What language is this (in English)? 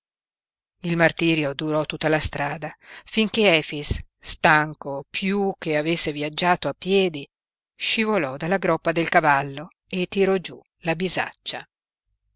Italian